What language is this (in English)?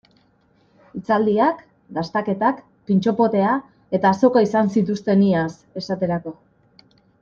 Basque